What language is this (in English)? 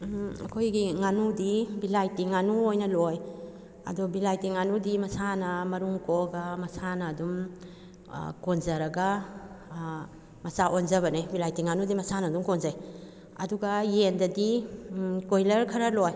Manipuri